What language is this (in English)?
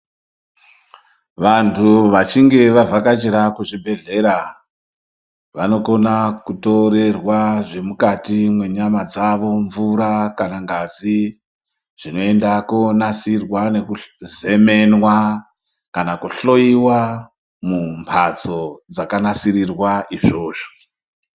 Ndau